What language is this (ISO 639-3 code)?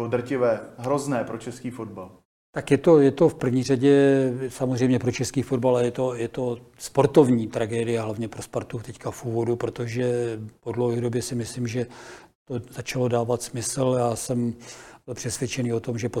ces